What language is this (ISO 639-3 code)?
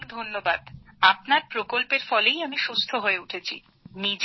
ben